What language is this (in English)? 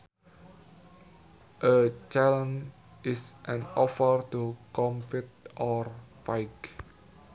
Sundanese